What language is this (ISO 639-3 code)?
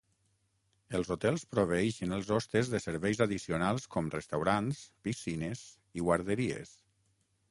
cat